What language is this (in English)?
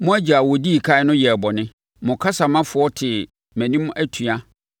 Akan